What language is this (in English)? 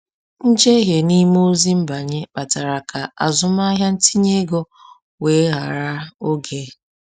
Igbo